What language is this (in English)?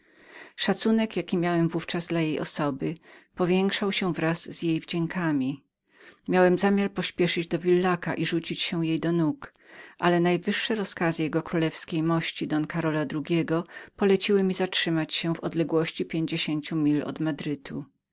Polish